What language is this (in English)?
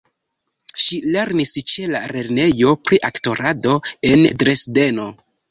Esperanto